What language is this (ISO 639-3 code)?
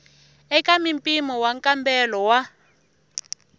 tso